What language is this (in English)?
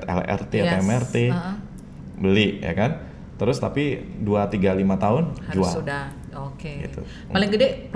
Indonesian